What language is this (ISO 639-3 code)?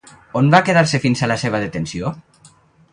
cat